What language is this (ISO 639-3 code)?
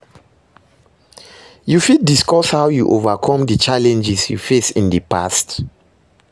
pcm